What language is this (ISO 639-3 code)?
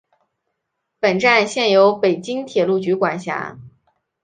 zho